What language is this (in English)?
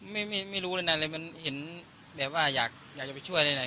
Thai